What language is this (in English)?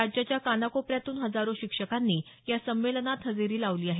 Marathi